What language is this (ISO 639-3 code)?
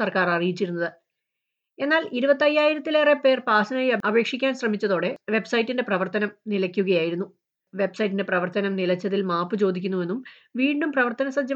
mal